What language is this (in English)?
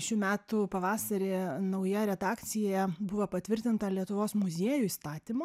Lithuanian